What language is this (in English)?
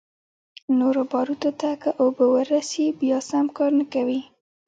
Pashto